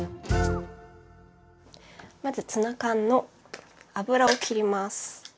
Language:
Japanese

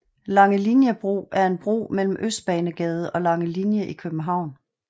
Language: Danish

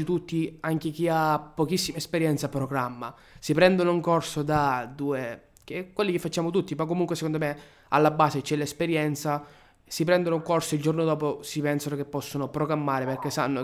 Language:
Italian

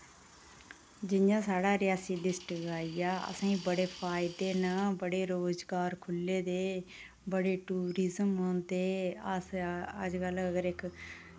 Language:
Dogri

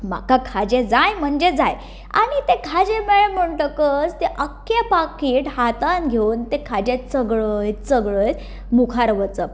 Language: Konkani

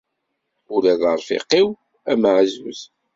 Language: Kabyle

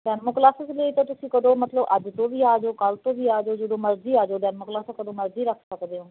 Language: Punjabi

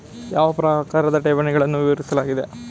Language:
Kannada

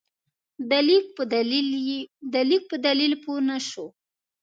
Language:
Pashto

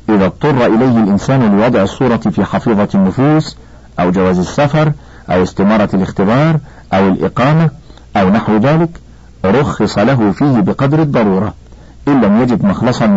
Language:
Arabic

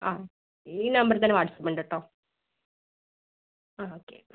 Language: Malayalam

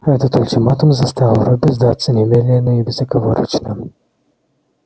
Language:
Russian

